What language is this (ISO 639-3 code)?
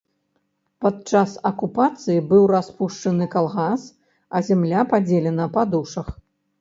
bel